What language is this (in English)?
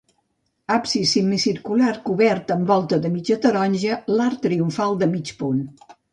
Catalan